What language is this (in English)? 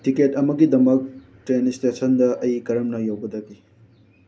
Manipuri